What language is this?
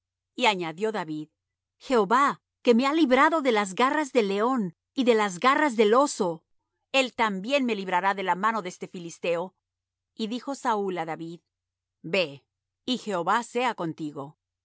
Spanish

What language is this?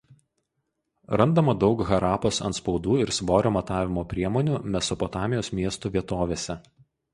Lithuanian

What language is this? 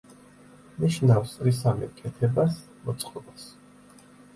Georgian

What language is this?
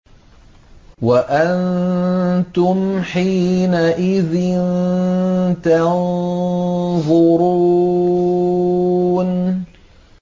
Arabic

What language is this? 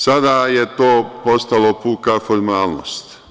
Serbian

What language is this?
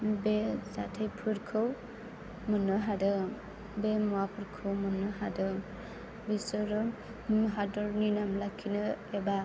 Bodo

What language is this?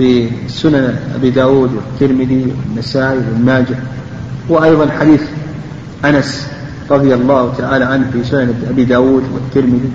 Arabic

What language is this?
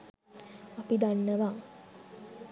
Sinhala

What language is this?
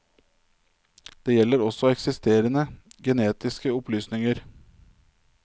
Norwegian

